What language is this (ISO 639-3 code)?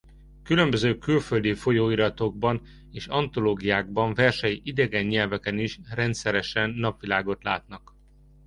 hun